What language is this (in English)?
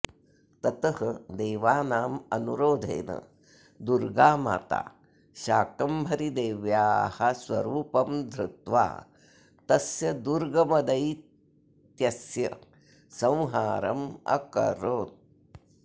Sanskrit